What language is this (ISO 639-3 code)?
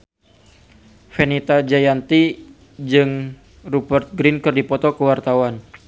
sun